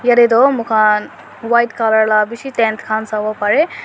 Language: Naga Pidgin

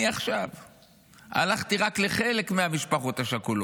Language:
Hebrew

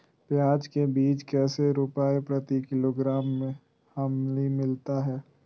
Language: Magahi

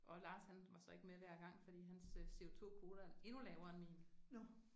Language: Danish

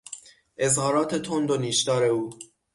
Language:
Persian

